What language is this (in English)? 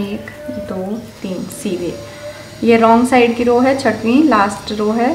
Hindi